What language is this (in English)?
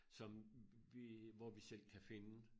Danish